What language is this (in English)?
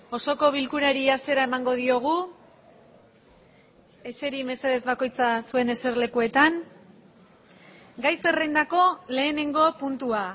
Basque